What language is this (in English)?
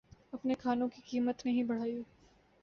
Urdu